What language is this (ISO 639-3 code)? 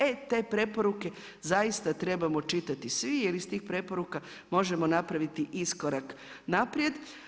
hrv